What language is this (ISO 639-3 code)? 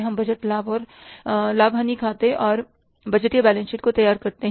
hin